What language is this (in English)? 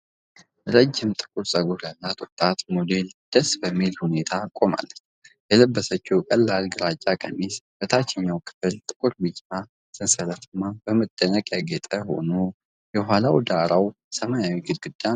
Amharic